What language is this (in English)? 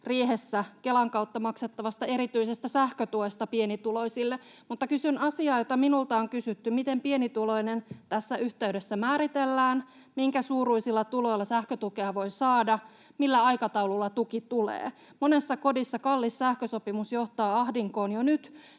Finnish